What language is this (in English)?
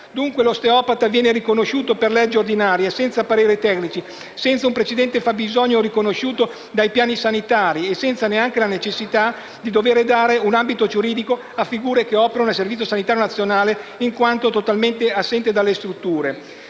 Italian